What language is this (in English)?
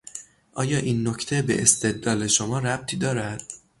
Persian